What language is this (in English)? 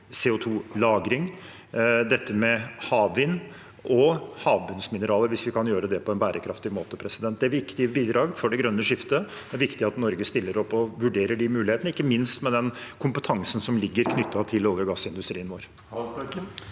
Norwegian